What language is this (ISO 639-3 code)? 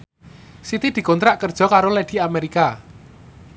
jav